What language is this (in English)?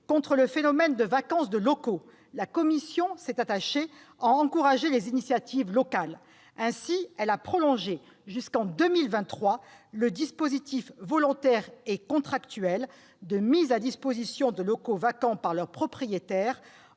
French